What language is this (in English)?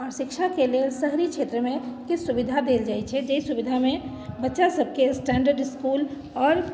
Maithili